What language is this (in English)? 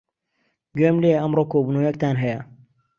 Central Kurdish